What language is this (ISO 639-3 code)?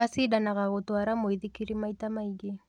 kik